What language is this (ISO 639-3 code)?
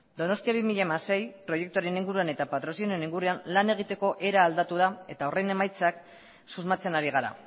eus